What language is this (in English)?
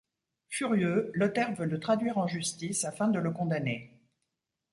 French